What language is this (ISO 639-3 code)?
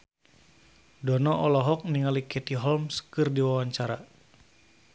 sun